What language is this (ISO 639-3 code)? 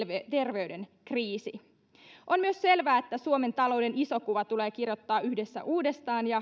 fin